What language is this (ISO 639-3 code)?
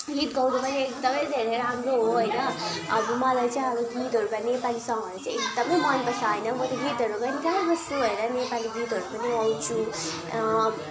nep